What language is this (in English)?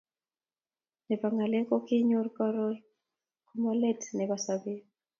Kalenjin